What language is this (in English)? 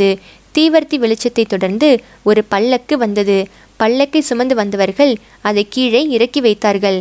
Tamil